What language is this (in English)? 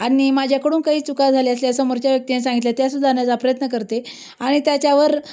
Marathi